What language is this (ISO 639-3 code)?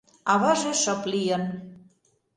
chm